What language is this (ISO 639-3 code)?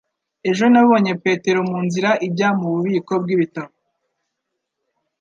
kin